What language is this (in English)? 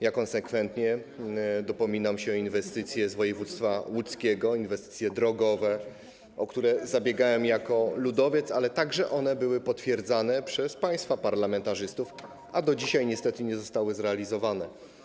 Polish